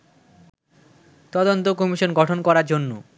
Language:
Bangla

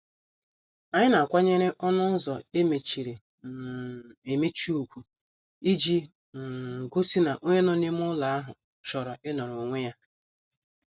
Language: Igbo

